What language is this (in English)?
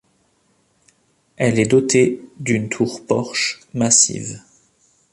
French